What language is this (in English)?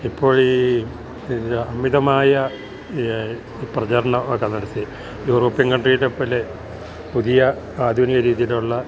Malayalam